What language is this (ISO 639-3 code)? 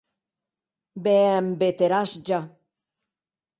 oci